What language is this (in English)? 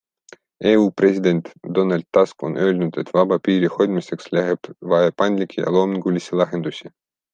Estonian